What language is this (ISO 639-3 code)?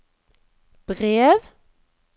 nor